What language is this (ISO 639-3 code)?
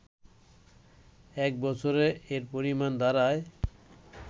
ben